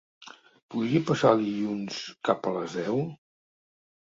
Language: Catalan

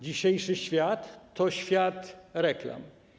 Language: Polish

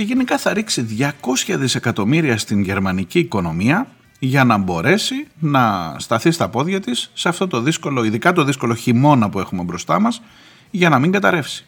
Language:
Greek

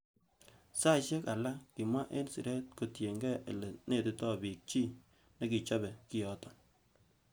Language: Kalenjin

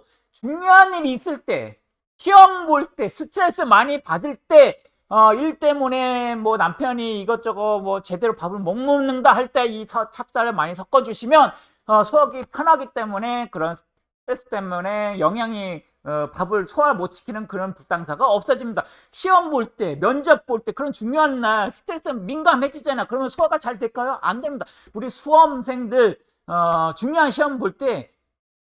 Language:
Korean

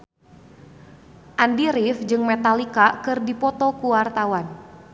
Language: Sundanese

